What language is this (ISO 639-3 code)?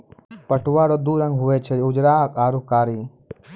mai